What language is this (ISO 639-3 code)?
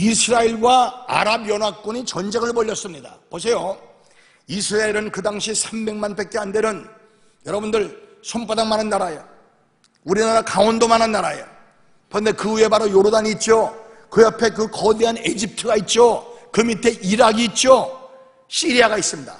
kor